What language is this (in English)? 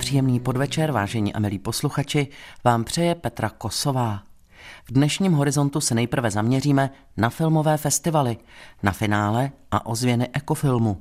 Czech